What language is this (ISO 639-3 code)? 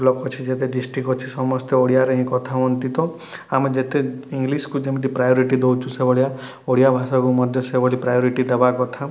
ori